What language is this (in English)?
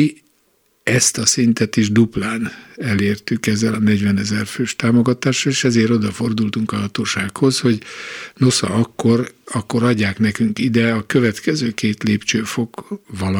Hungarian